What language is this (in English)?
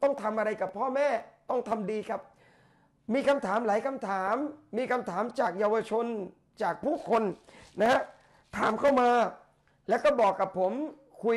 Thai